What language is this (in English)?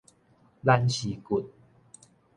Min Nan Chinese